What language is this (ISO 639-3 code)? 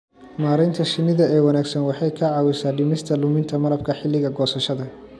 som